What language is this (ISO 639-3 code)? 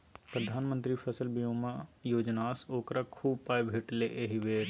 mai